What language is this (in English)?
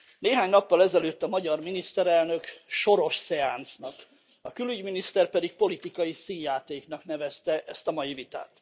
Hungarian